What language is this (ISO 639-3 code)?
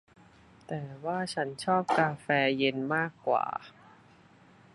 tha